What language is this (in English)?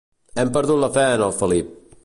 Catalan